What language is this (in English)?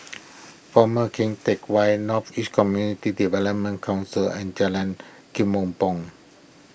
English